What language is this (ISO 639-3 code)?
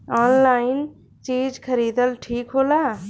bho